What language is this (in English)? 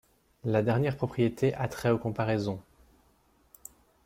French